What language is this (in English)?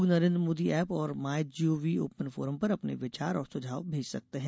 Hindi